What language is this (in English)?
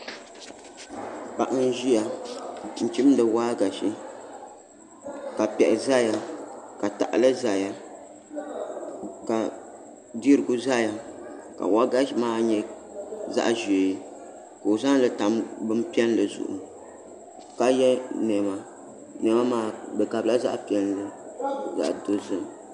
Dagbani